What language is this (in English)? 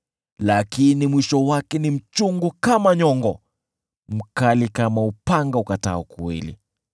Swahili